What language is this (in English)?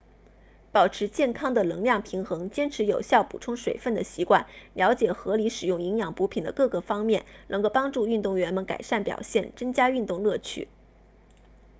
Chinese